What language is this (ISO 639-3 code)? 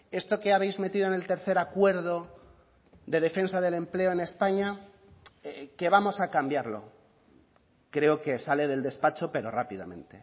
spa